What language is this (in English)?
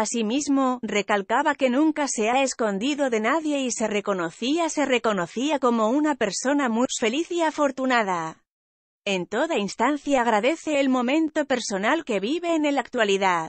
Spanish